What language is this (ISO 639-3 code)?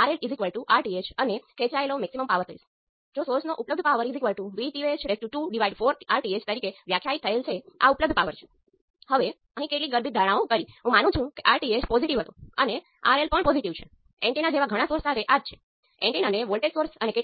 guj